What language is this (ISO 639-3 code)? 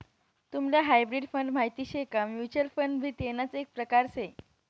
mar